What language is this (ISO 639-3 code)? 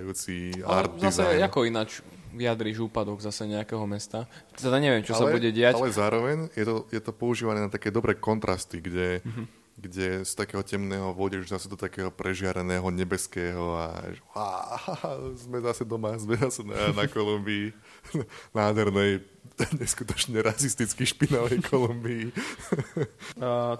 slk